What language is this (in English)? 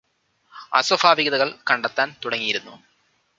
Malayalam